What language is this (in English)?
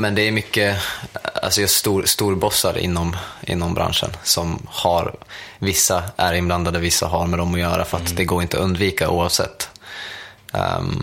Swedish